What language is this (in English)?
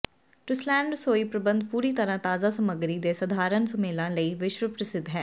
Punjabi